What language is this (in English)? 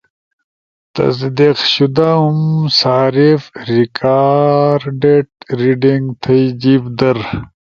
Ushojo